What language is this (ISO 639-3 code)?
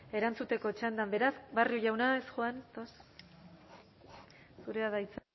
eus